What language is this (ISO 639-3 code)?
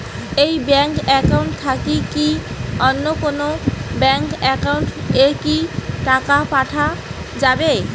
ben